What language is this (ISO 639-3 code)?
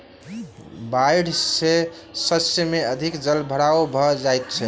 mai